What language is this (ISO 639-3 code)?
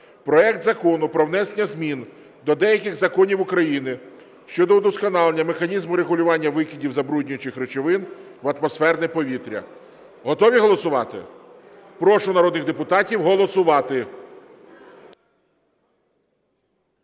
ukr